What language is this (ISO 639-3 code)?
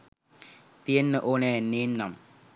sin